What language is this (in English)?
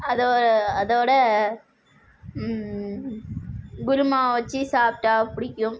Tamil